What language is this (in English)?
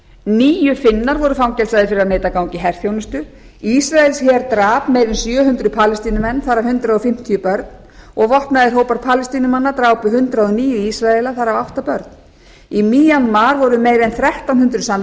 Icelandic